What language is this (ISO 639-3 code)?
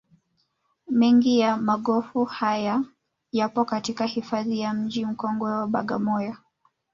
swa